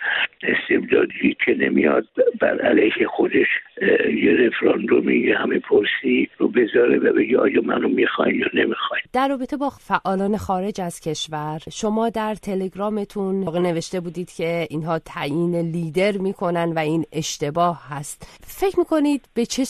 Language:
Persian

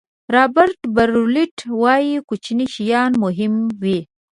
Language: Pashto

